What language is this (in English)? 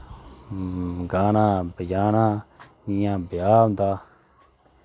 Dogri